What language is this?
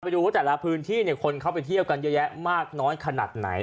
Thai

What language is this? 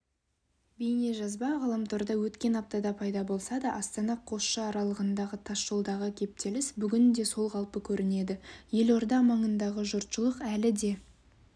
Kazakh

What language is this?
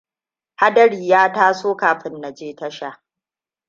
Hausa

